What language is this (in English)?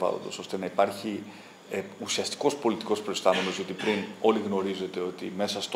Greek